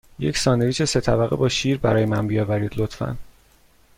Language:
Persian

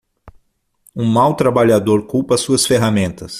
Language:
Portuguese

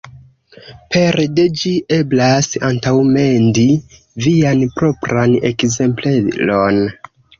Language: Esperanto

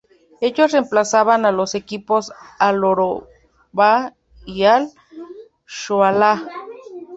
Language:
Spanish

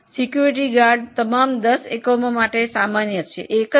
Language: Gujarati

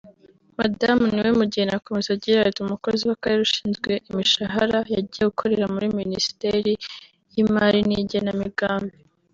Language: Kinyarwanda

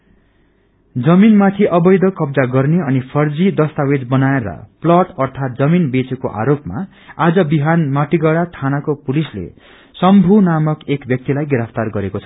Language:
Nepali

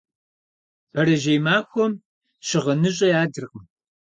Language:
Kabardian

